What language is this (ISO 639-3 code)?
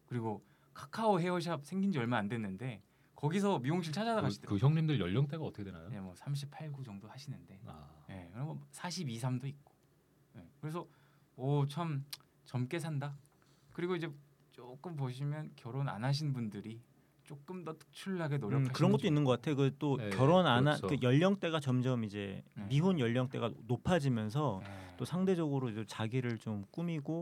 kor